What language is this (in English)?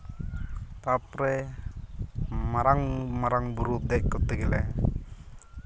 Santali